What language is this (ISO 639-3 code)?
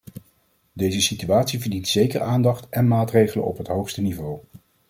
nld